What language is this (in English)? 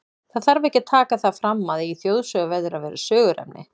Icelandic